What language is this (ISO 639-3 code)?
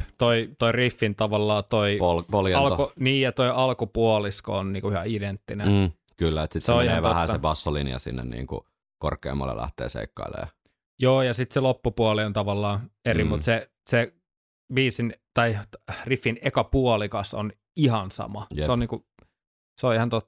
fin